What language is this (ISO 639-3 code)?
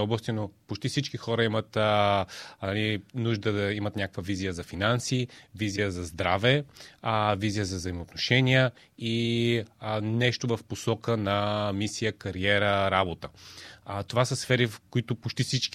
bul